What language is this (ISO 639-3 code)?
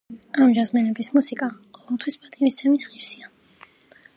kat